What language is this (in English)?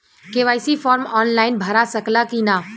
Bhojpuri